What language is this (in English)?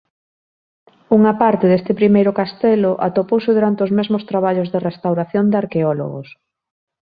Galician